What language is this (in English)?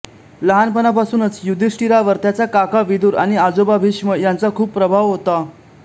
Marathi